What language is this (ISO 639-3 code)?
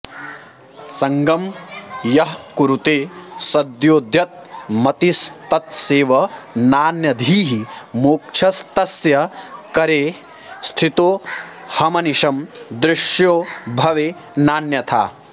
san